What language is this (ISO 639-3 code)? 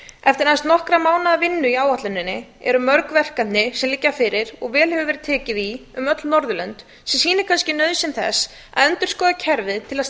isl